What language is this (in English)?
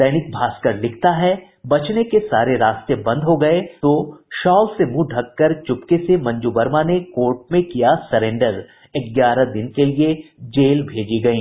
Hindi